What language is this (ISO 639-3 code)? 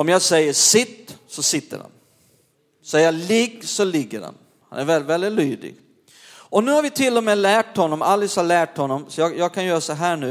swe